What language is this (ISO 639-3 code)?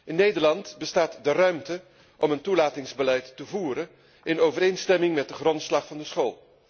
nld